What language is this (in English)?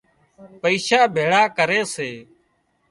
Wadiyara Koli